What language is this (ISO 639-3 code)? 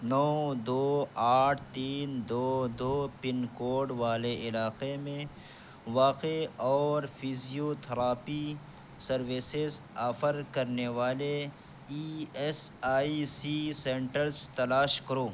urd